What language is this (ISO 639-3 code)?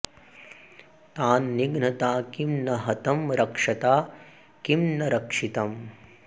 san